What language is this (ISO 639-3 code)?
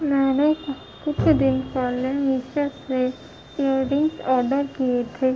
urd